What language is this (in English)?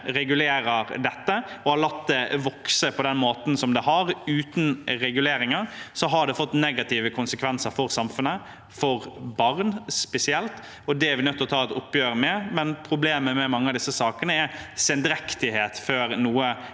Norwegian